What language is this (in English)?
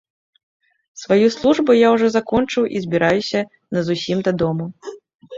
Belarusian